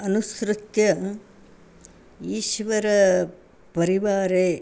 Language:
Sanskrit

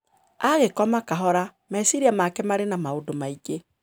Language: Kikuyu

